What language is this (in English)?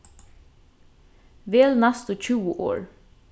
Faroese